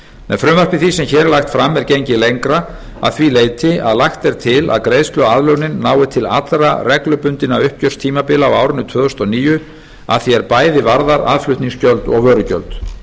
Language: Icelandic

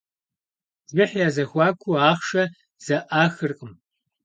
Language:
Kabardian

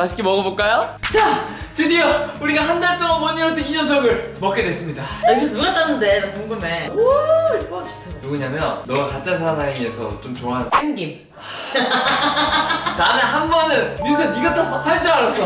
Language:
Korean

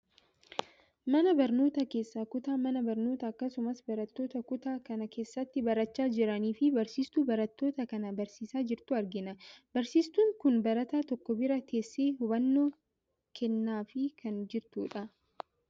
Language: Oromo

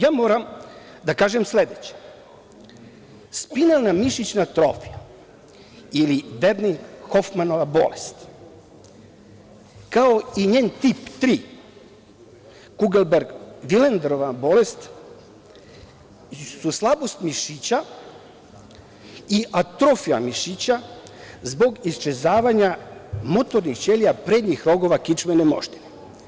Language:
Serbian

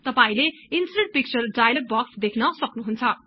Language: Nepali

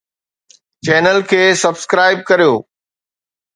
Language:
Sindhi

